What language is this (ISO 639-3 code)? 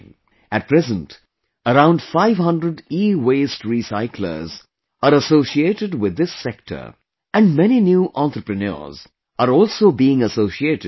eng